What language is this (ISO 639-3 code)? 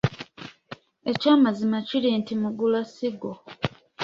lug